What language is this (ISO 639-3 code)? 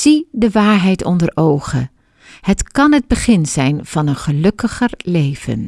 nld